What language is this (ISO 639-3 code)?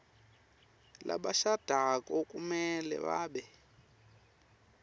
ssw